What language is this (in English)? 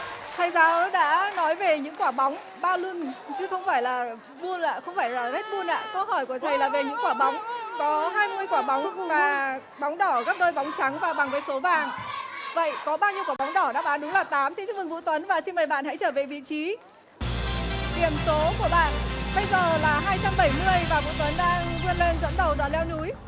Vietnamese